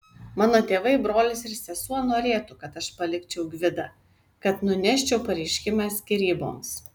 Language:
Lithuanian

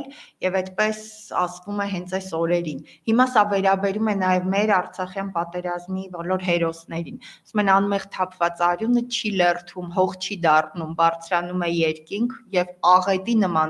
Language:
Romanian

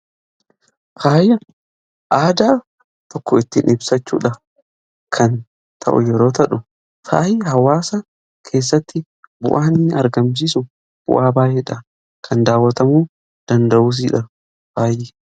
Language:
Oromo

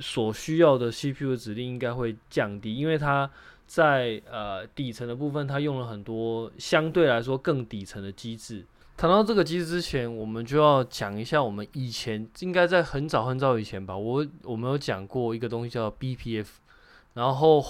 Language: Chinese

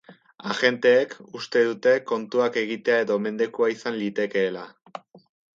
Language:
Basque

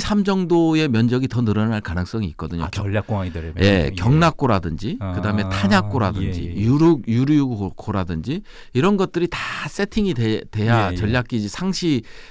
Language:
Korean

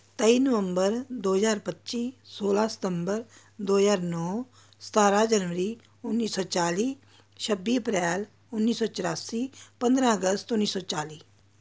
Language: Punjabi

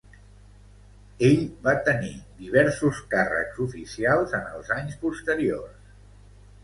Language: Catalan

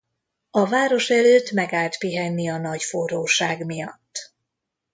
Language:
Hungarian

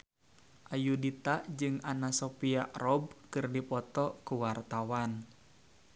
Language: Sundanese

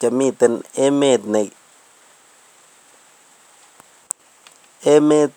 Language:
Kalenjin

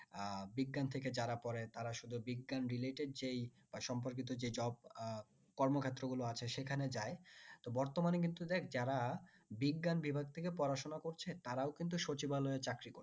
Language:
Bangla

